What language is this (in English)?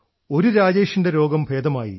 Malayalam